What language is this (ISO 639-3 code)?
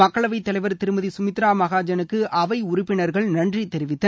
tam